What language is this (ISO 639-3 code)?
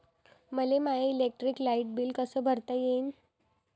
mar